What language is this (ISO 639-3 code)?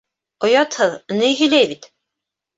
bak